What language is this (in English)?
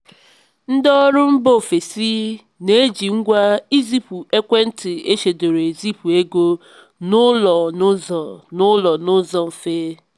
Igbo